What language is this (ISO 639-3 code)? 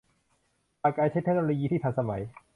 tha